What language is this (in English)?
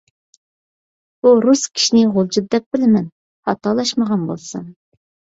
Uyghur